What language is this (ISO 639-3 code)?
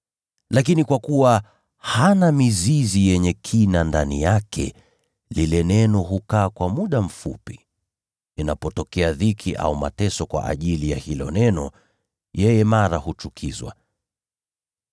swa